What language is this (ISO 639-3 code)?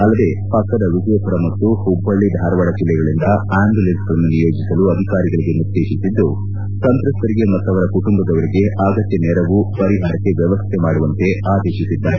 kan